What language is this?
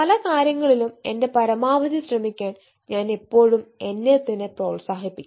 Malayalam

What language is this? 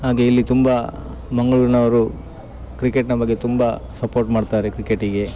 Kannada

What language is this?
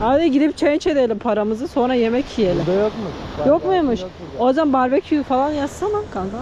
Turkish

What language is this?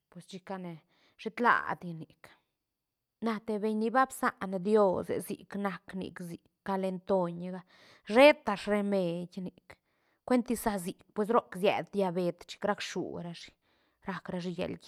Santa Catarina Albarradas Zapotec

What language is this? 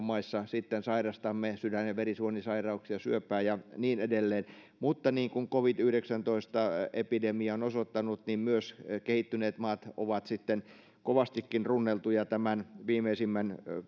Finnish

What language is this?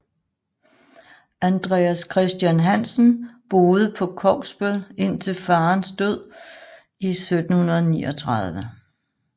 Danish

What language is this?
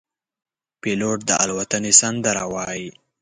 Pashto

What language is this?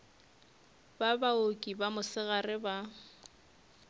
Northern Sotho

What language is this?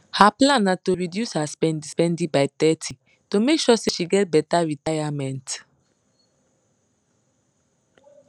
Nigerian Pidgin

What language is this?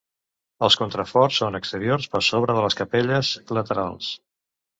Catalan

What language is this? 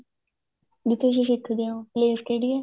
Punjabi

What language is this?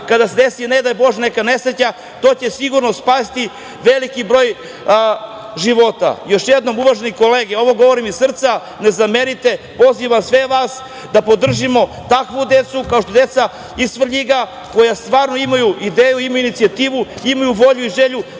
Serbian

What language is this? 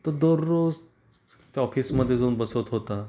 Marathi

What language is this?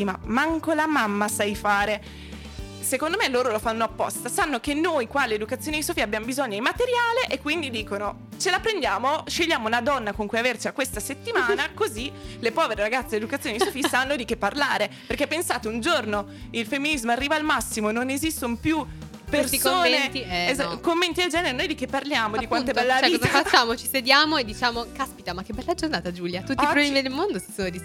Italian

